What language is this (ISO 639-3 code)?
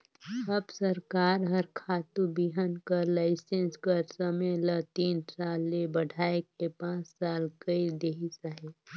hne